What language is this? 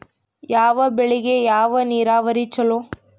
Kannada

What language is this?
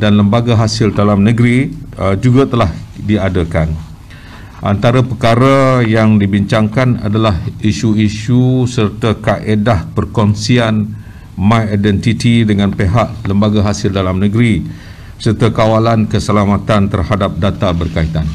Malay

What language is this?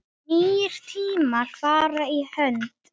Icelandic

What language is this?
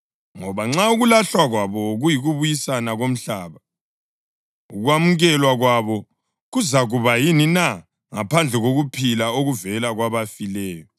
North Ndebele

